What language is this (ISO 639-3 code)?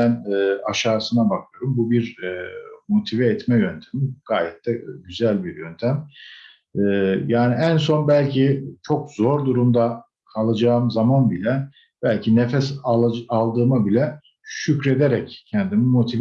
tur